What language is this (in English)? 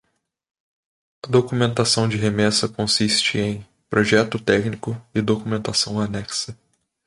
Portuguese